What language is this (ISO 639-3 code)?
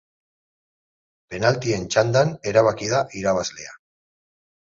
eus